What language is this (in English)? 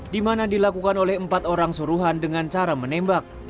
Indonesian